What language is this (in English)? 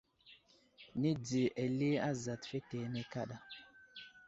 Wuzlam